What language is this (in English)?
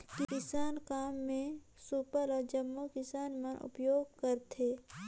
Chhattisgarhi